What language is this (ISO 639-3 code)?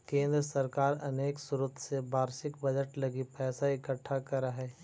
mag